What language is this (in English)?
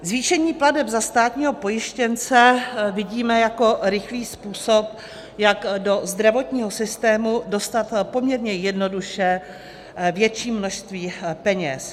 Czech